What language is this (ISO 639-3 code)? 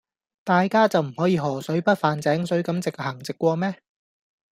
yue